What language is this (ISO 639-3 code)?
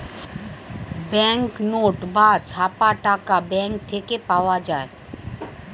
ben